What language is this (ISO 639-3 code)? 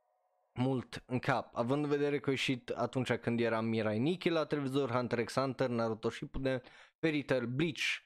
ron